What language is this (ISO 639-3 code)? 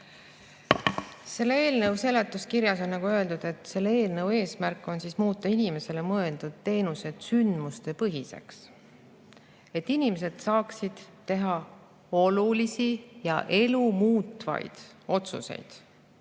est